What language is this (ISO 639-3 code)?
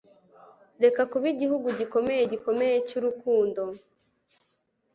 kin